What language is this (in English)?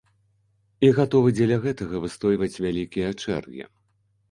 Belarusian